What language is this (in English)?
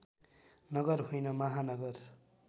Nepali